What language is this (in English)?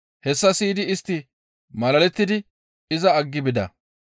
Gamo